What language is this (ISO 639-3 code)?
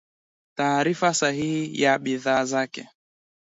swa